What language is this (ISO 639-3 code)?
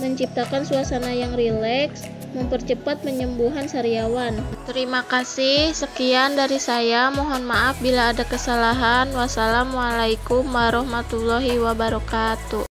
ind